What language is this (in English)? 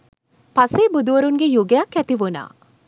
Sinhala